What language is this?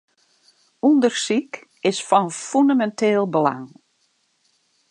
Western Frisian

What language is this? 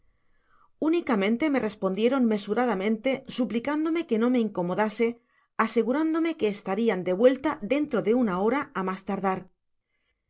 Spanish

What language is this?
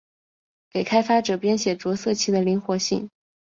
Chinese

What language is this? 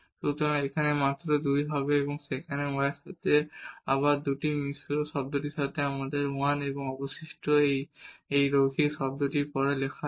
Bangla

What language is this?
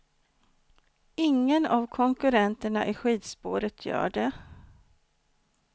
Swedish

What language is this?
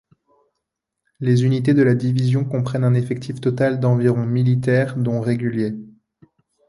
French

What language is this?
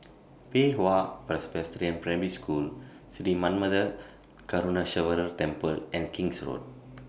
English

